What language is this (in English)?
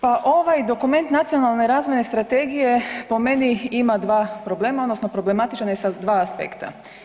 Croatian